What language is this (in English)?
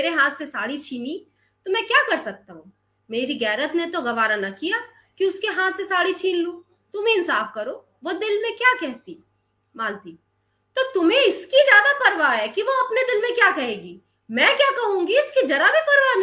Hindi